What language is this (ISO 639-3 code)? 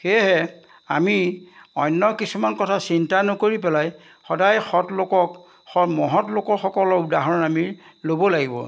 asm